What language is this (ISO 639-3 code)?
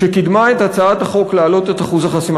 heb